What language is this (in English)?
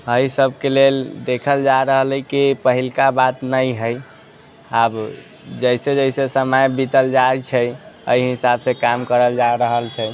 Maithili